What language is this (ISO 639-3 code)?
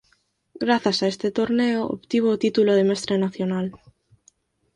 glg